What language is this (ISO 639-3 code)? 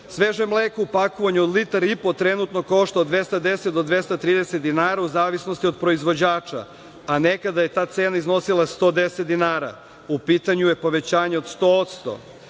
srp